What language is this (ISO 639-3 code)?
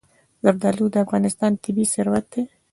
pus